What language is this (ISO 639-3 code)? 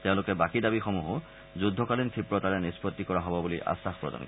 asm